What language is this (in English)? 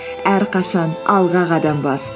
Kazakh